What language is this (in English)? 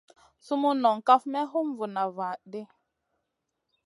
Masana